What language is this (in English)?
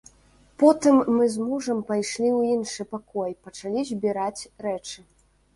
Belarusian